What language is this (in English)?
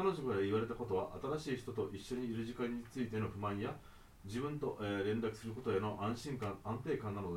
Japanese